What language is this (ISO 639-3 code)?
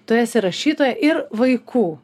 lit